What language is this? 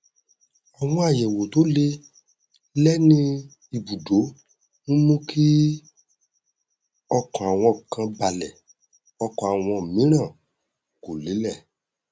Yoruba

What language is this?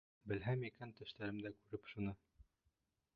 Bashkir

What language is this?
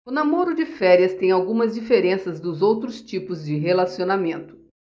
Portuguese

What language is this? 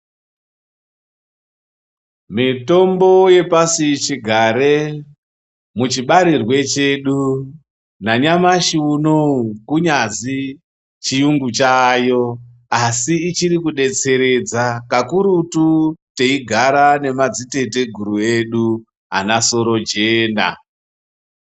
Ndau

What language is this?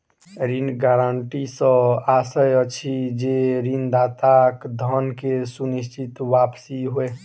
Maithili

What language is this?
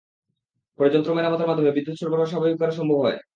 Bangla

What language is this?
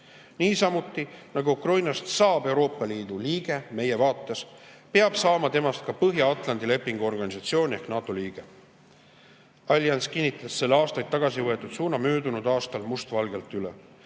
Estonian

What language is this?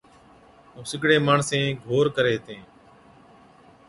Od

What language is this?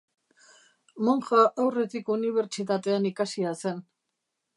Basque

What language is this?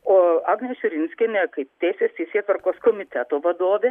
Lithuanian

